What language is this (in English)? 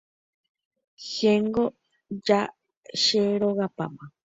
Guarani